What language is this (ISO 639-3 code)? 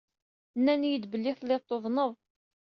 kab